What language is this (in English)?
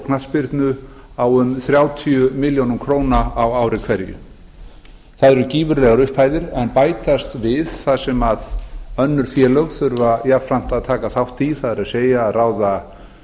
Icelandic